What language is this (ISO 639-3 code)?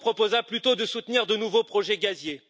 fra